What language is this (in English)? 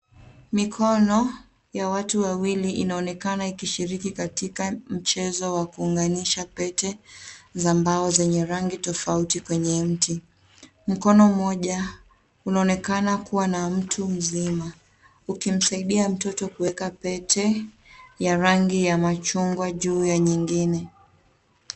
Swahili